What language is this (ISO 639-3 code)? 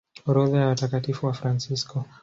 swa